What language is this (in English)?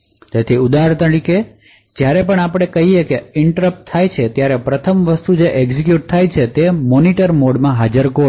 Gujarati